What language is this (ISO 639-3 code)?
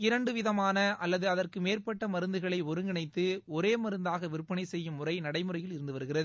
tam